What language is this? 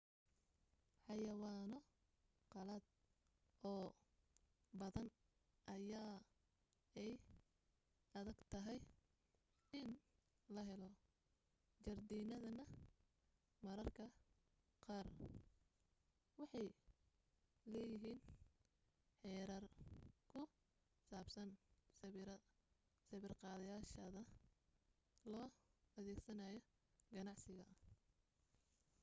Somali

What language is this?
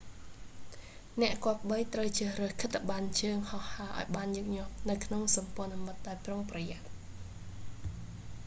Khmer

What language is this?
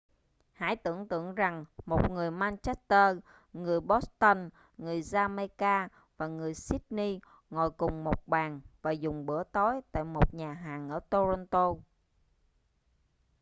Vietnamese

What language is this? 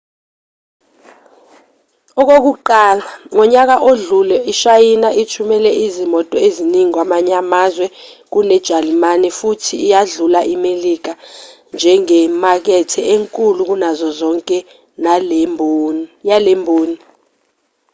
Zulu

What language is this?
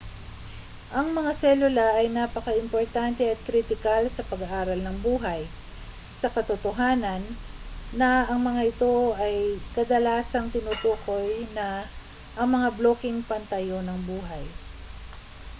Filipino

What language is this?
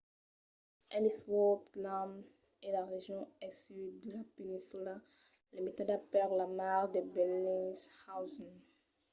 Occitan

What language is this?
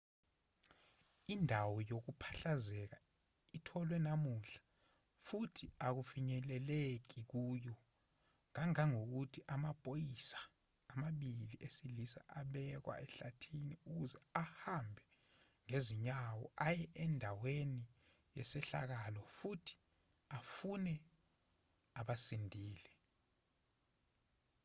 Zulu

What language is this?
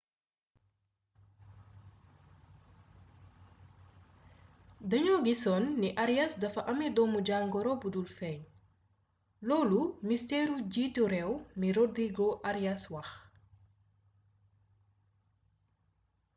Wolof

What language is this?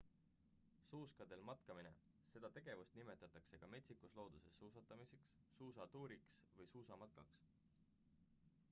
Estonian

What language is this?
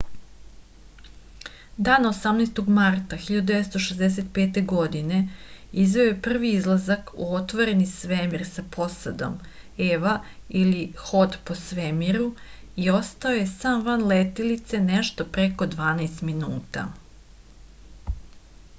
Serbian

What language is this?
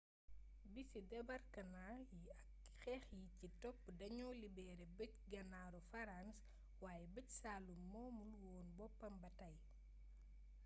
Wolof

